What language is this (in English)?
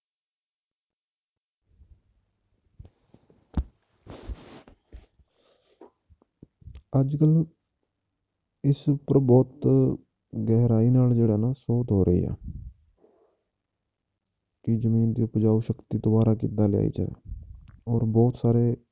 Punjabi